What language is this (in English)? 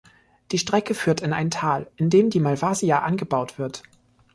German